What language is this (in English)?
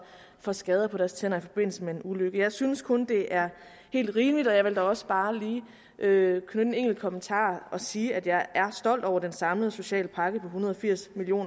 Danish